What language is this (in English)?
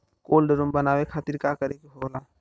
Bhojpuri